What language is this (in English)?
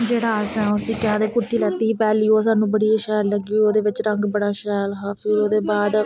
Dogri